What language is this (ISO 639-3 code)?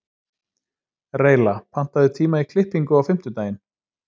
isl